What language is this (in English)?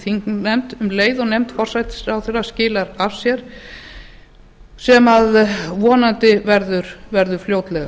Icelandic